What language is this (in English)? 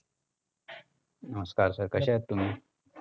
Marathi